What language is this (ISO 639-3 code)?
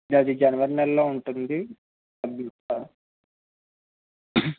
tel